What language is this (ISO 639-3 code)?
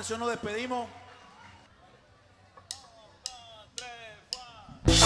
spa